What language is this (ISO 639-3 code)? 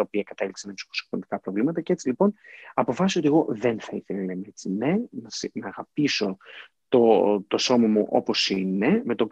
ell